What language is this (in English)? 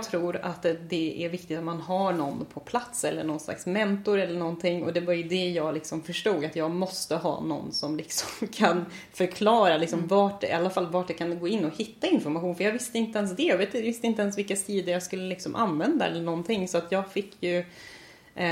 Swedish